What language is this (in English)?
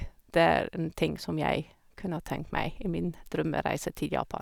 Norwegian